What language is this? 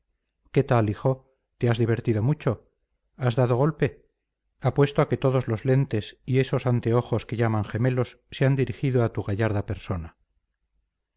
Spanish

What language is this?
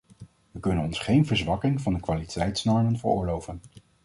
Dutch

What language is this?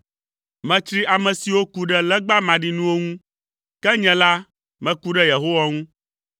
Ewe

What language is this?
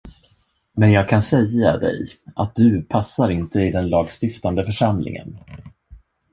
Swedish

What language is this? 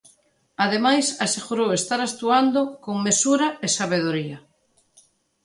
Galician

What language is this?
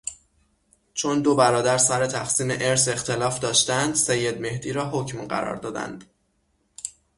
Persian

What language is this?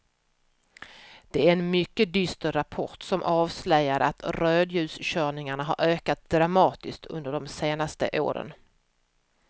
Swedish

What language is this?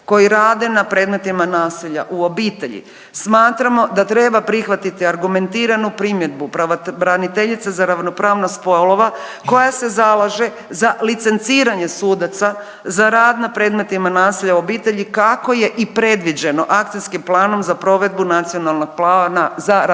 Croatian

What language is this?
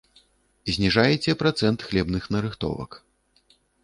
Belarusian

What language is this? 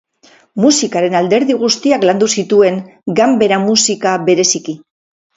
Basque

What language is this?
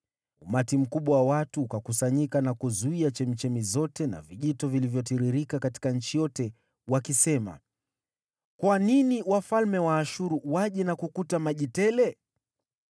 Swahili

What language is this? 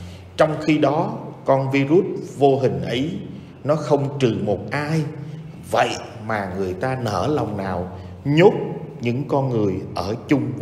Vietnamese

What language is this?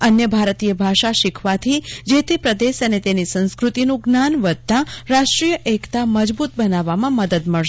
Gujarati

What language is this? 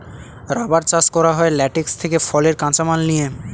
Bangla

